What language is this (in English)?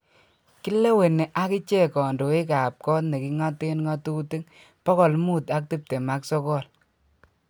Kalenjin